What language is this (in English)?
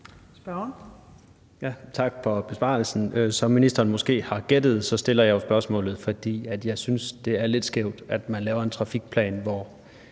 Danish